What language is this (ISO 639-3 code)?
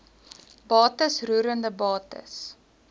afr